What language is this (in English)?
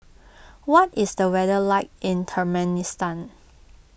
English